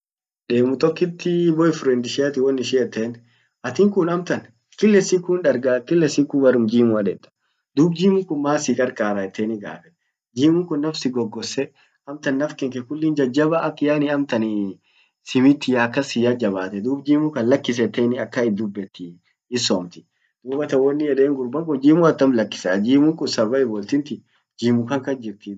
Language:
Orma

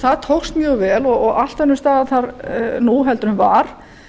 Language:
Icelandic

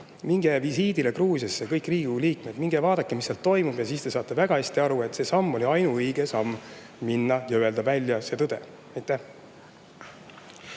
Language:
Estonian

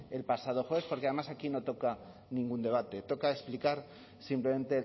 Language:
Spanish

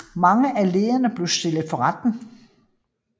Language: Danish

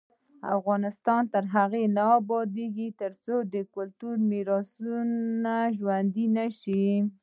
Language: Pashto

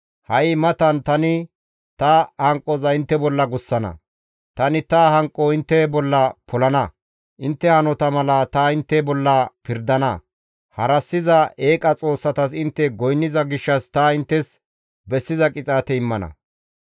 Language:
Gamo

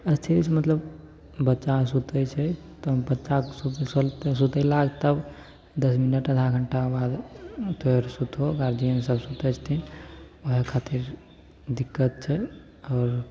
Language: Maithili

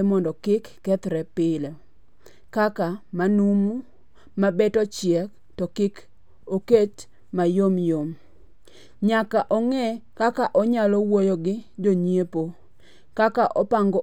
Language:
Luo (Kenya and Tanzania)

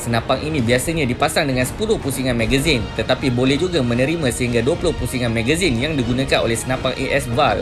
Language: Malay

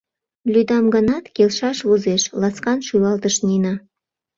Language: Mari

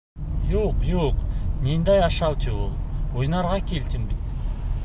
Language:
Bashkir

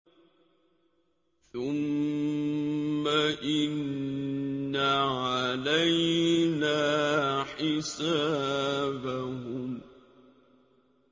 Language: Arabic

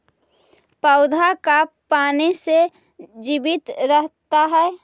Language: Magahi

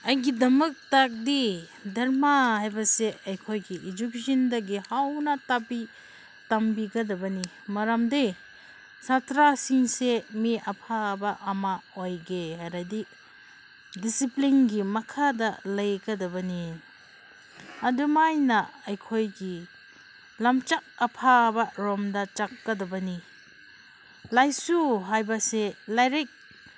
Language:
Manipuri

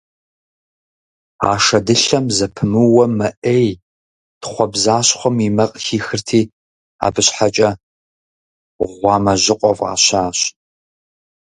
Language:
Kabardian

